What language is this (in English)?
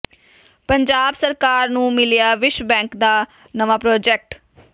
Punjabi